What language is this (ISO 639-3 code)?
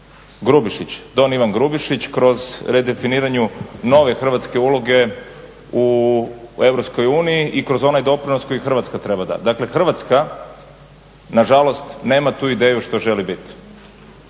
hrv